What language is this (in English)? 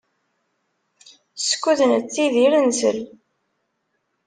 Kabyle